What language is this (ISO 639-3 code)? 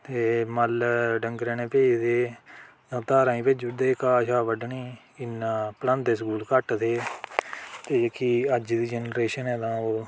doi